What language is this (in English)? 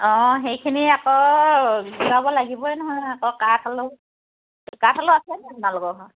Assamese